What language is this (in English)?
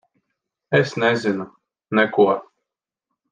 Latvian